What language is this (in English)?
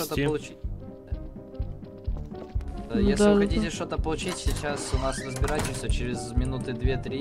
Russian